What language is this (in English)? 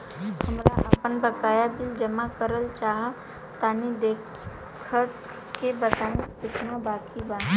Bhojpuri